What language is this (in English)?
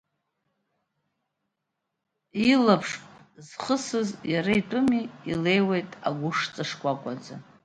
Abkhazian